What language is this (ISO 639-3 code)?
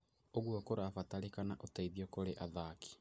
kik